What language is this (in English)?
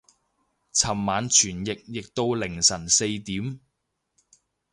Cantonese